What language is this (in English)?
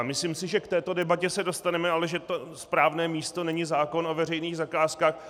Czech